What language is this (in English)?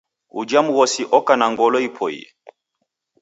Taita